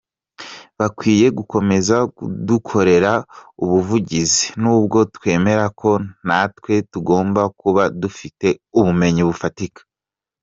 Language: Kinyarwanda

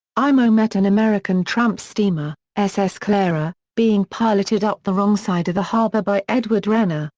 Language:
English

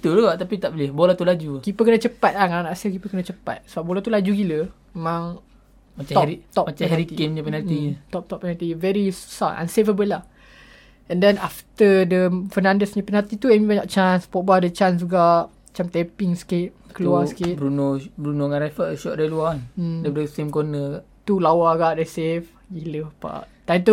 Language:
Malay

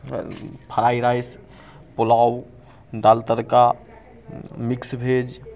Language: Maithili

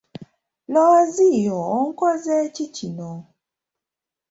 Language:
Ganda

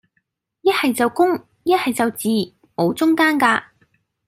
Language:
Cantonese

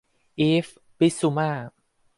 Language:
Thai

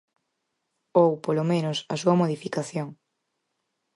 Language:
Galician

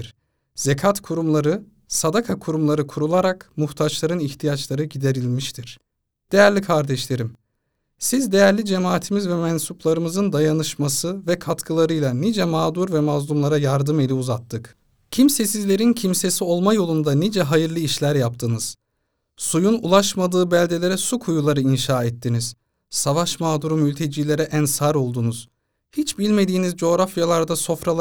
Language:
Turkish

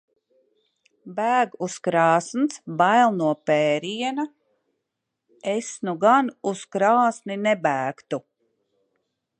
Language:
Latvian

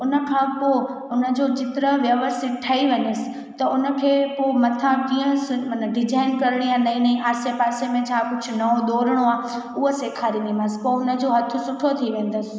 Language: Sindhi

